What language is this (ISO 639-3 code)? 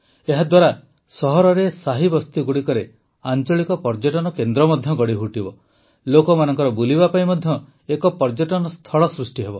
ori